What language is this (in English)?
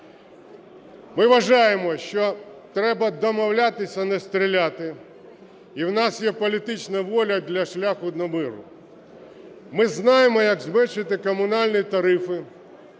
Ukrainian